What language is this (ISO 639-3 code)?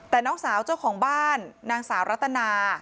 tha